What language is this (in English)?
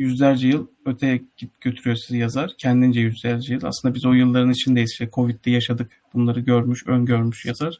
Turkish